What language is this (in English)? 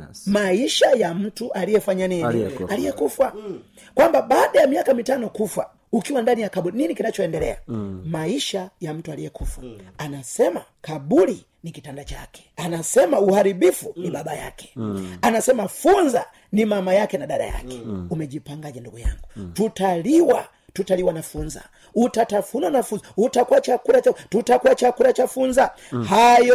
Swahili